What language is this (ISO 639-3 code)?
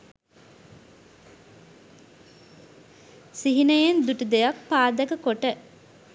sin